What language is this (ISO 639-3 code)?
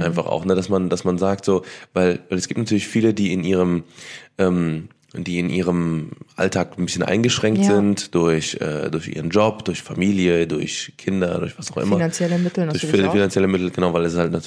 deu